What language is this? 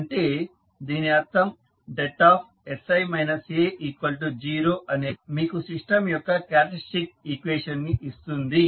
Telugu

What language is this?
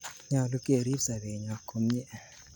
Kalenjin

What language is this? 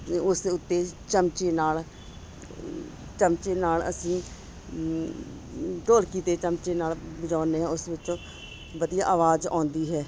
Punjabi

